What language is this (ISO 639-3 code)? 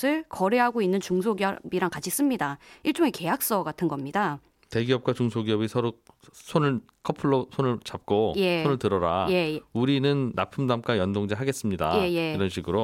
kor